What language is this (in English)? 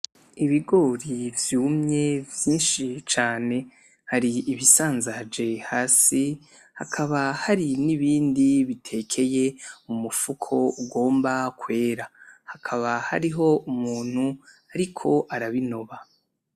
Rundi